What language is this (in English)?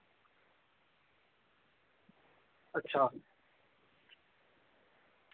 Dogri